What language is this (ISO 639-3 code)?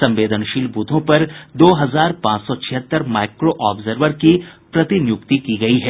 hin